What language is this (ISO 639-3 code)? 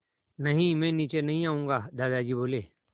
hin